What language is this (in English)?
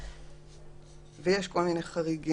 Hebrew